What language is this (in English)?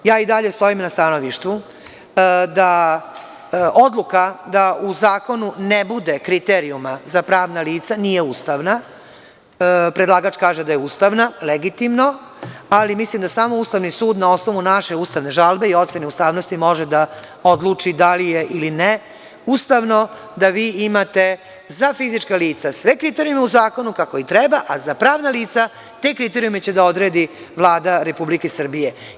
Serbian